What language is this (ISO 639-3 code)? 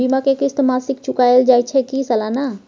mai